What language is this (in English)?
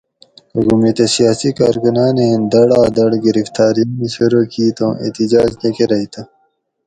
Gawri